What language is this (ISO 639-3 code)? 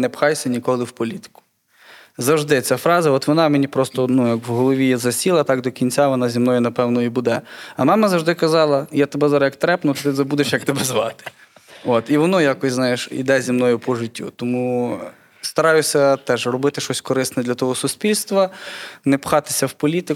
ukr